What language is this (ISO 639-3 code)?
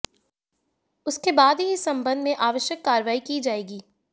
hin